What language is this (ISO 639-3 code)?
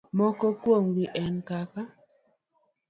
luo